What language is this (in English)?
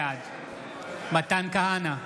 Hebrew